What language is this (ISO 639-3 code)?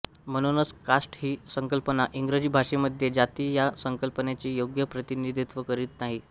mar